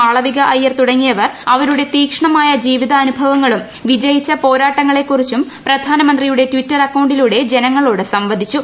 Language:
Malayalam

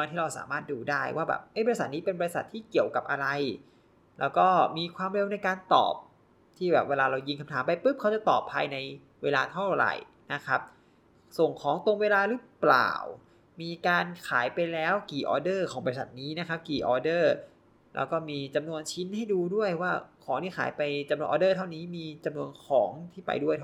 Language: Thai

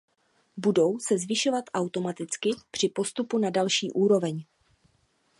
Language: Czech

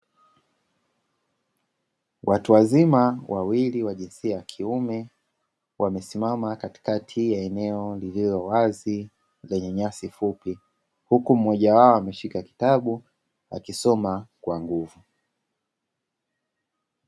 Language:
Swahili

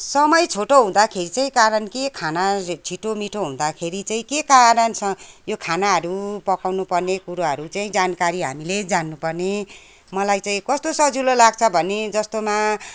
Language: Nepali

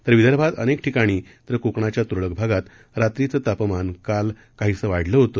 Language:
Marathi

